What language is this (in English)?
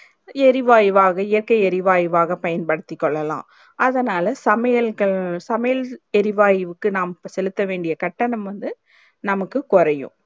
Tamil